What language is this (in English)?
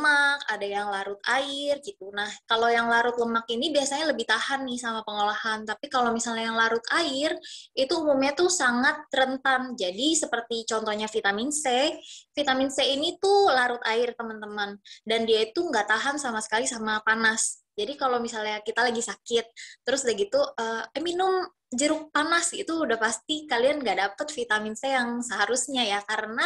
Indonesian